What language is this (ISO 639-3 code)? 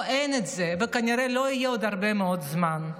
heb